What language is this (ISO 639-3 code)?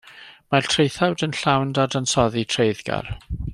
cym